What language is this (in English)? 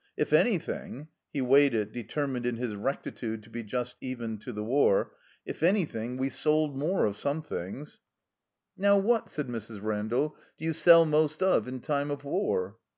English